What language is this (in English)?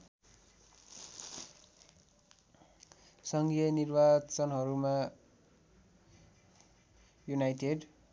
Nepali